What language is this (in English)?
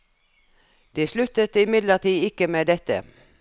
Norwegian